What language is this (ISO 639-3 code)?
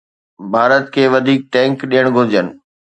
snd